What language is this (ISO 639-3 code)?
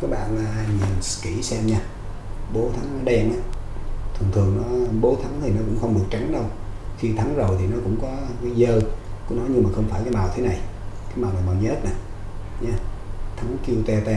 vie